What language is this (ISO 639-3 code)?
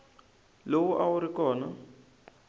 tso